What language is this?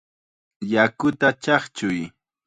Chiquián Ancash Quechua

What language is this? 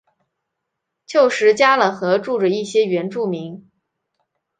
Chinese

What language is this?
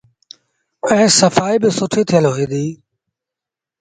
Sindhi Bhil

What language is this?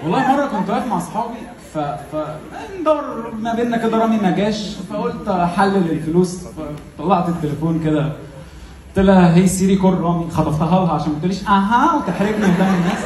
Arabic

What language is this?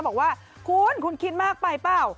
Thai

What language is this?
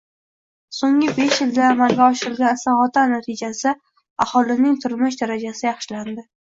Uzbek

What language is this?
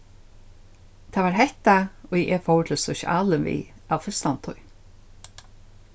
Faroese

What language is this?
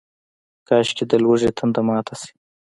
Pashto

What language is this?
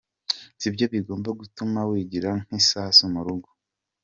Kinyarwanda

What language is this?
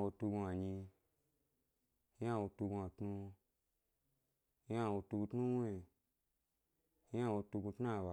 Gbari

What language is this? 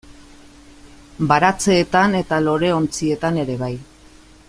Basque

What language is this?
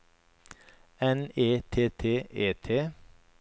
Norwegian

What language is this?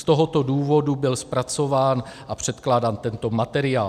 Czech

